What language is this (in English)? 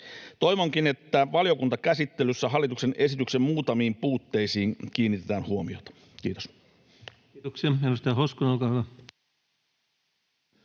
Finnish